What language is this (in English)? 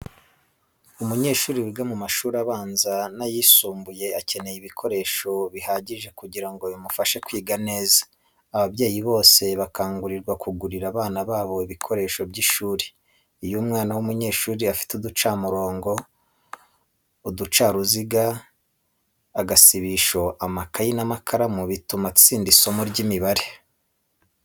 Kinyarwanda